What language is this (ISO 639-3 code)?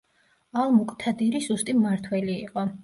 kat